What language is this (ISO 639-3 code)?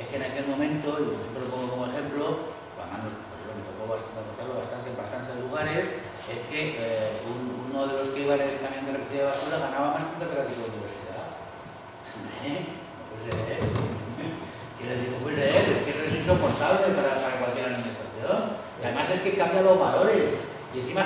spa